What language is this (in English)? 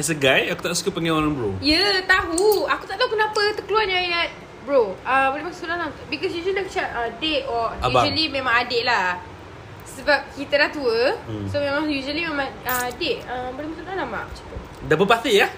Malay